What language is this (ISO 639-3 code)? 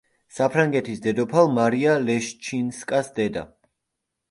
kat